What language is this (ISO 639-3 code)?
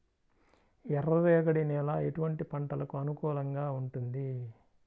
tel